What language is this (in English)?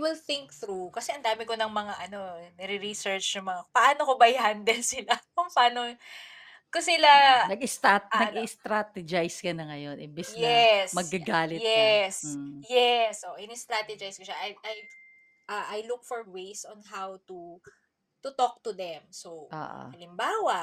Filipino